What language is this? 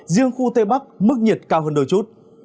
Vietnamese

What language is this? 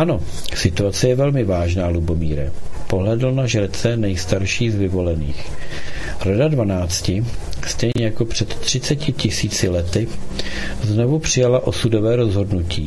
Czech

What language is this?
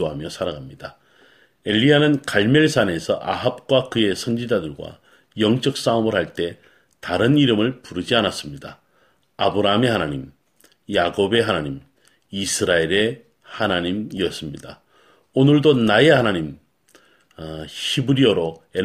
Korean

